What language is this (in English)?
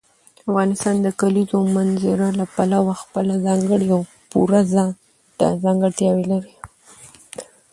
Pashto